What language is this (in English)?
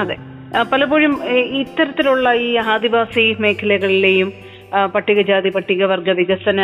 Malayalam